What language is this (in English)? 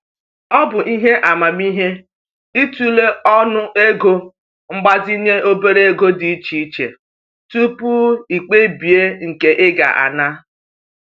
Igbo